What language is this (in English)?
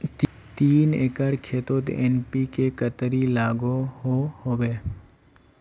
Magahi